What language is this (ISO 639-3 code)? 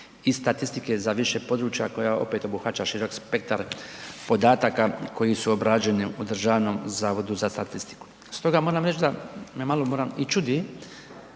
hrv